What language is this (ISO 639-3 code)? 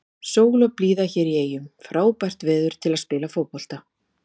isl